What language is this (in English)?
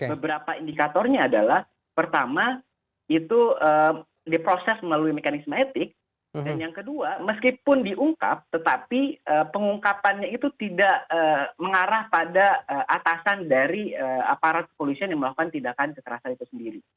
Indonesian